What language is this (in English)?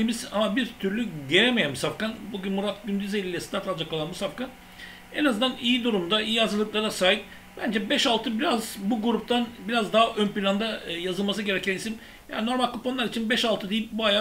Turkish